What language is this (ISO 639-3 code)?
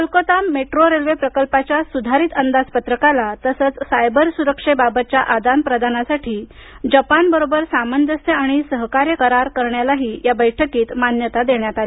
mar